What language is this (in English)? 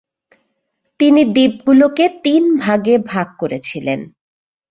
Bangla